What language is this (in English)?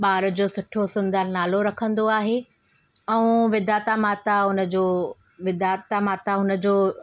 Sindhi